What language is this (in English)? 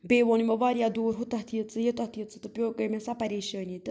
Kashmiri